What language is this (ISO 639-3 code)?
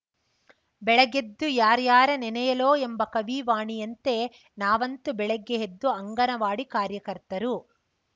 kan